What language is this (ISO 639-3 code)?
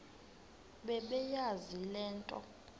xho